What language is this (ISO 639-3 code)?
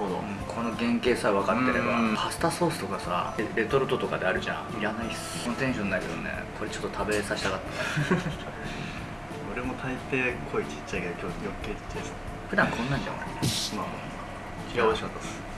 jpn